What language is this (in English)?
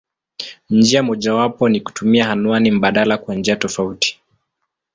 Swahili